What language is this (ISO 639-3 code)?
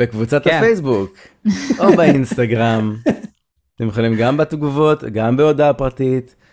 heb